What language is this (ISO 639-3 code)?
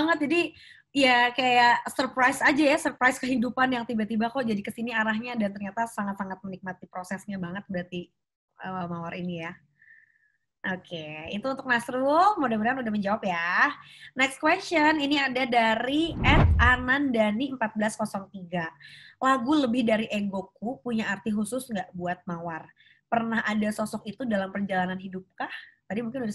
ind